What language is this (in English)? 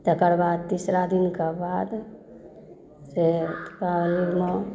Maithili